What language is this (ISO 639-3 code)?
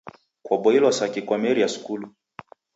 dav